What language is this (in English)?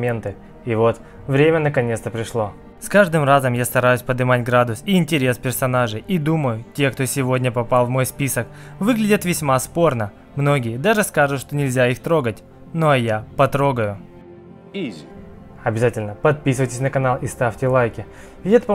Russian